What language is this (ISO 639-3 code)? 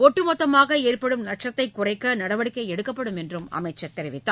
tam